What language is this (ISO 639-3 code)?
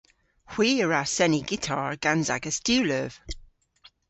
cor